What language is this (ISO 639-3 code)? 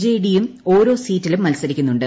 mal